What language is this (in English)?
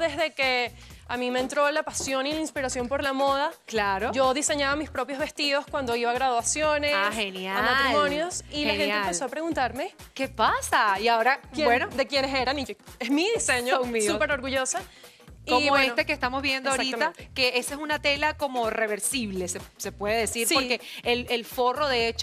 Spanish